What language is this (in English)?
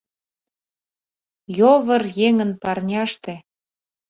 Mari